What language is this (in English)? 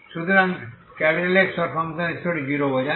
Bangla